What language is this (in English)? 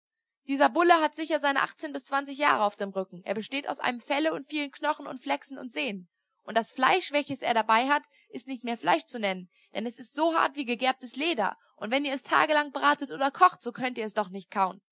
German